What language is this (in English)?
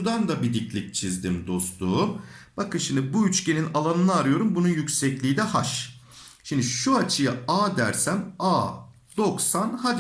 Turkish